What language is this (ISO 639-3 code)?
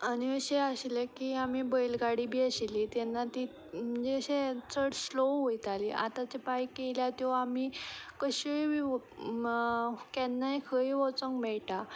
kok